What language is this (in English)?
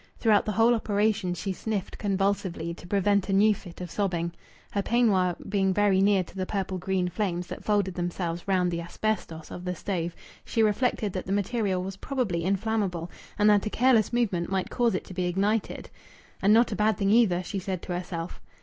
English